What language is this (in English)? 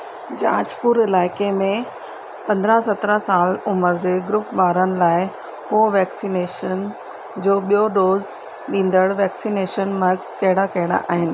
Sindhi